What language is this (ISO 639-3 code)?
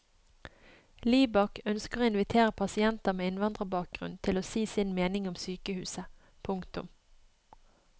nor